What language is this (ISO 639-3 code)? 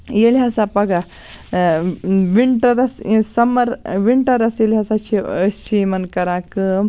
kas